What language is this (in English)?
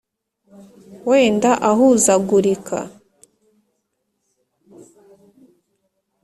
Kinyarwanda